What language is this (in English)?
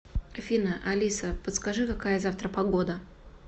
Russian